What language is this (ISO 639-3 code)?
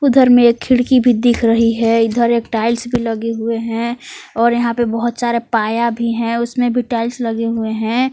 hin